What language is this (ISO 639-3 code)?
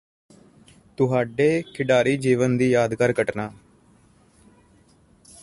pan